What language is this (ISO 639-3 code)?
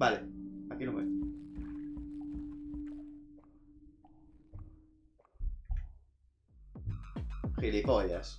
spa